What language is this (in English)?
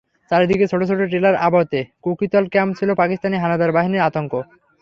Bangla